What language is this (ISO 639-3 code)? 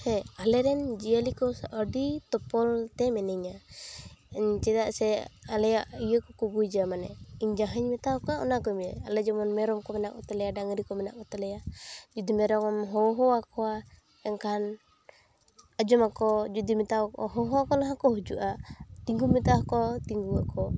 sat